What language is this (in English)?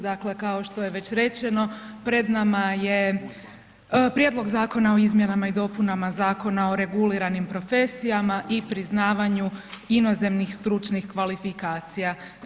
Croatian